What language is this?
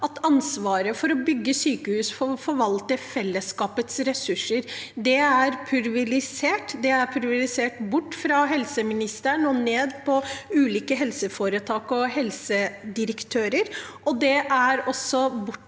Norwegian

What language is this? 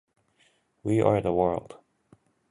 Japanese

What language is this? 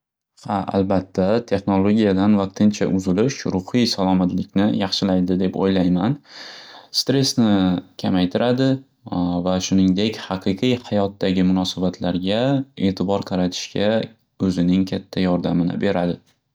Uzbek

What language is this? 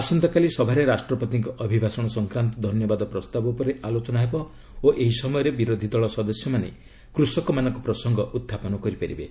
Odia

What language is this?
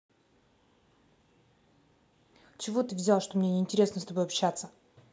Russian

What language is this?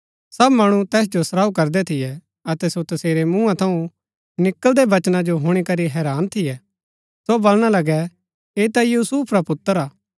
Gaddi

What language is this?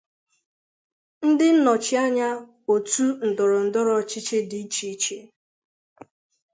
Igbo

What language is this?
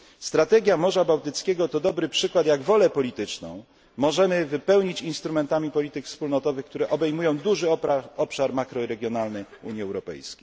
Polish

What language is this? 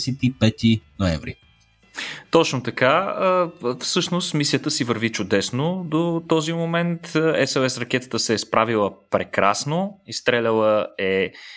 Bulgarian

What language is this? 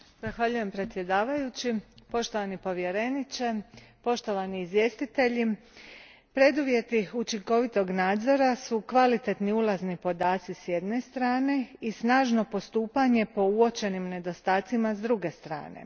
Croatian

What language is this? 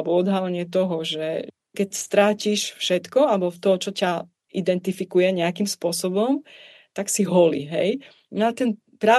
Czech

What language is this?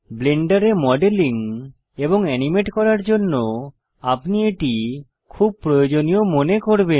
Bangla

